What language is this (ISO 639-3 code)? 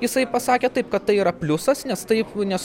lit